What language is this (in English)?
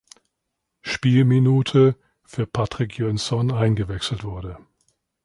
German